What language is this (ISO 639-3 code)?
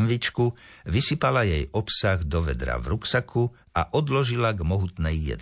slk